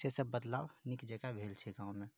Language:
Maithili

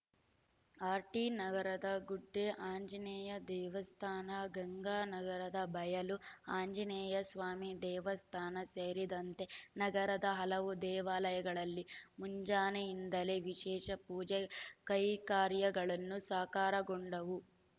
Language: Kannada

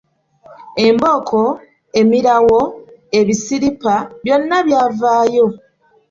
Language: Ganda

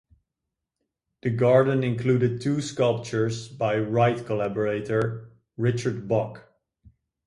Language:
English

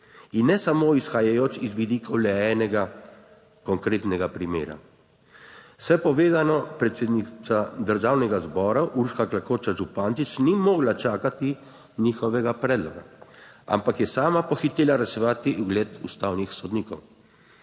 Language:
Slovenian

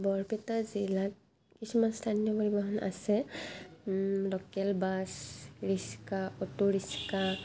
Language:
Assamese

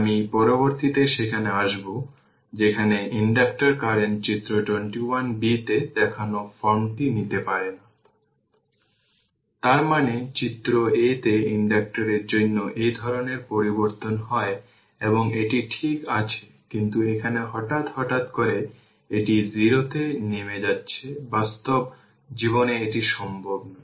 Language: Bangla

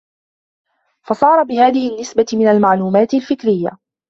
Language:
Arabic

